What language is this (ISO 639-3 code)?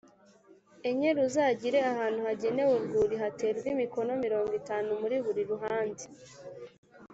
kin